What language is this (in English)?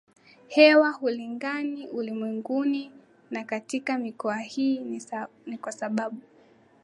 Swahili